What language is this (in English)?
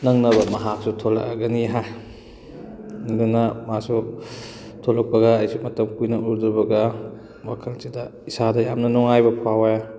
Manipuri